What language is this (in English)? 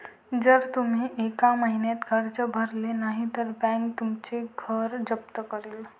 Marathi